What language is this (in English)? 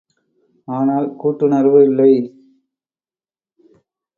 Tamil